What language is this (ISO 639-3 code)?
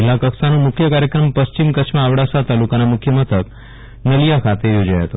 guj